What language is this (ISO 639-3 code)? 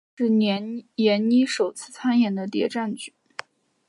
zho